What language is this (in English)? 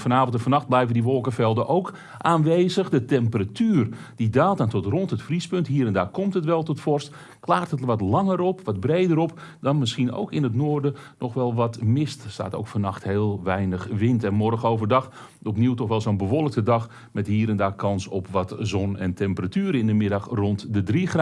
Dutch